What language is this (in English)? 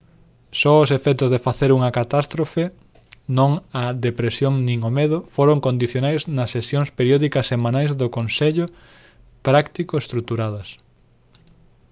Galician